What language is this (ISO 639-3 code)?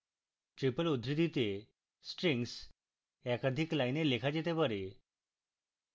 ben